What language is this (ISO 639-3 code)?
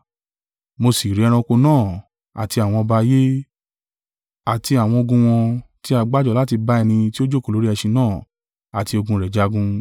yor